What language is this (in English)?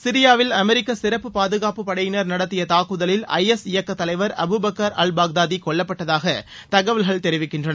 Tamil